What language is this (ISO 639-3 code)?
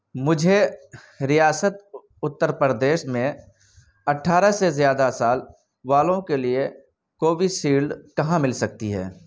urd